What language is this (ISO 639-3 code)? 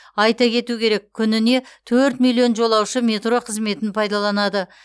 kaz